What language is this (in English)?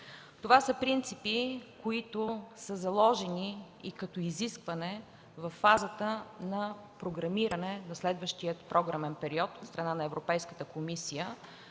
Bulgarian